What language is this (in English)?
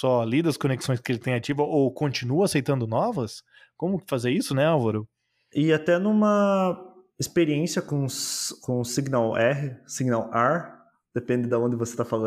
Portuguese